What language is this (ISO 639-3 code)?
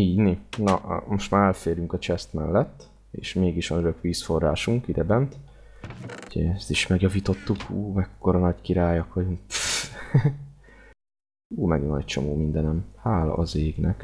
hun